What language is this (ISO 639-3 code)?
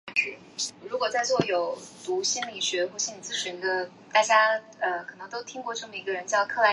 zho